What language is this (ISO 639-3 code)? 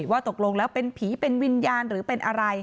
tha